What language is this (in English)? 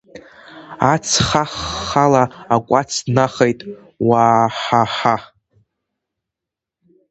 Abkhazian